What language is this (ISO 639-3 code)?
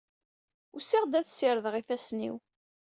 kab